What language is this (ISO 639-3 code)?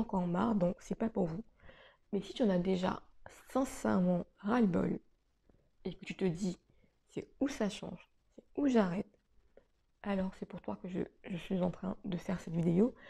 fra